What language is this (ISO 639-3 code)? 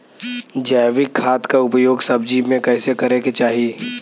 bho